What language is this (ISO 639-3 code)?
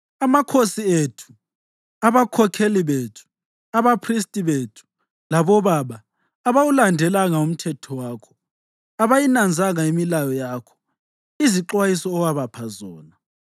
nde